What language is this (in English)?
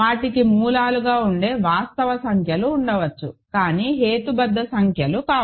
Telugu